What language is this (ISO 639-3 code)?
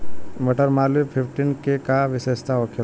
bho